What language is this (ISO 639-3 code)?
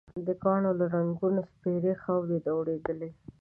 pus